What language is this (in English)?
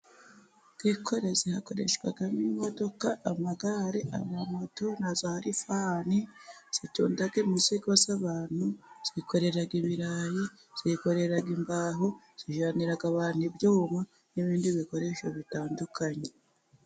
Kinyarwanda